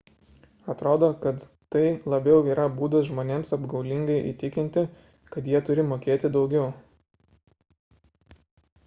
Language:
Lithuanian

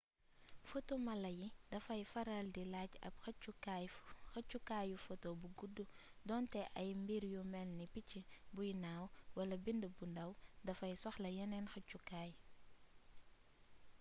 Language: Wolof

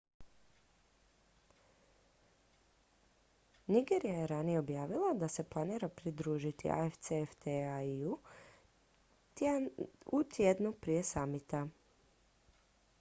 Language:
Croatian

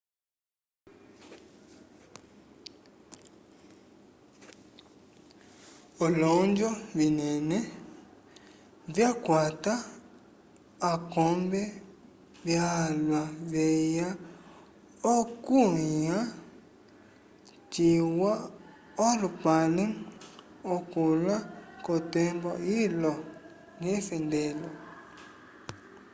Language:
Umbundu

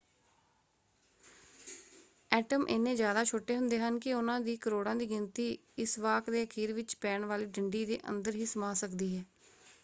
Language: Punjabi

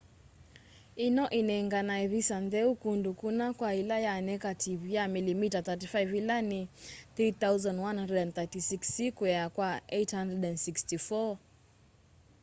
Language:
Kamba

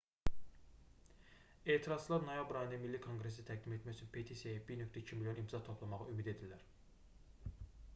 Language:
Azerbaijani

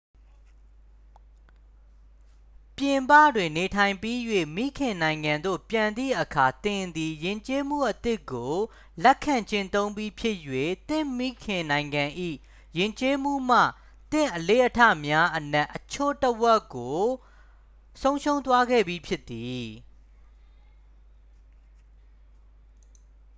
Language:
Burmese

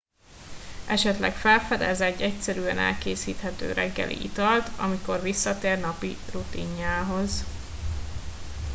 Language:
Hungarian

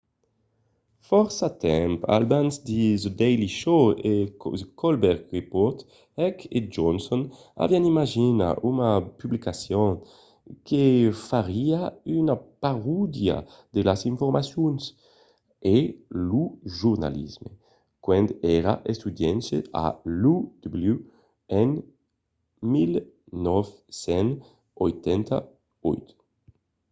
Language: Occitan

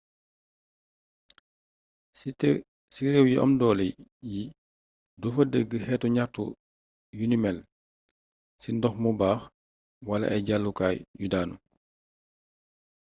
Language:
Wolof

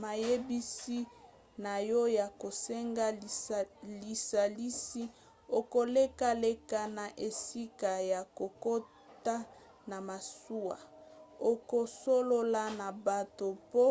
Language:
Lingala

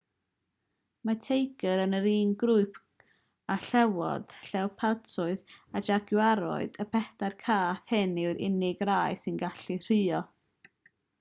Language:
Welsh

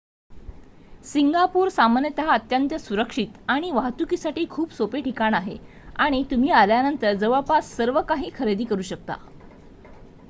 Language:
Marathi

